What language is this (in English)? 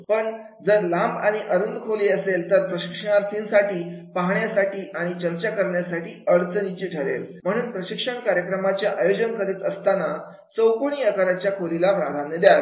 Marathi